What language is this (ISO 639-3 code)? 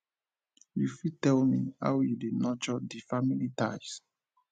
pcm